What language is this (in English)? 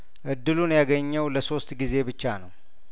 Amharic